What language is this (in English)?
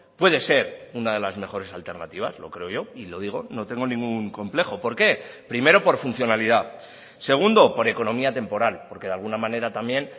Spanish